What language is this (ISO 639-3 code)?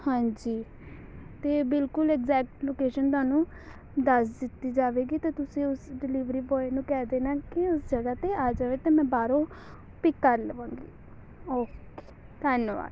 pan